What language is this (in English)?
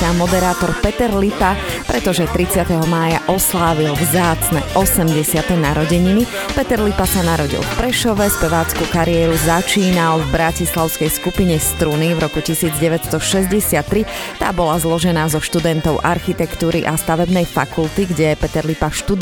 Slovak